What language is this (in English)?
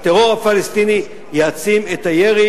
Hebrew